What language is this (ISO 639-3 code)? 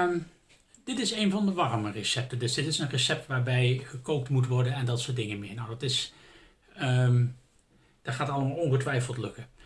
nld